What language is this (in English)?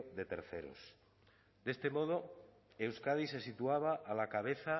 Spanish